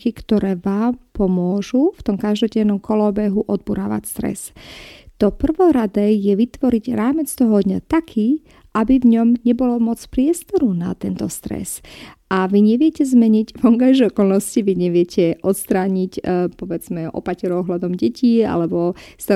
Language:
Slovak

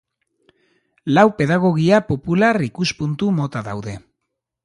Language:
Basque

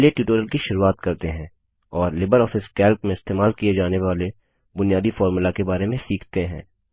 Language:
Hindi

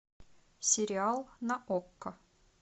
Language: Russian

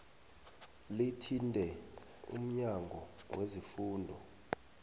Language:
South Ndebele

